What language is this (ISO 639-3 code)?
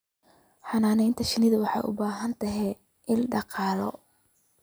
som